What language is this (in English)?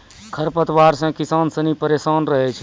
Maithili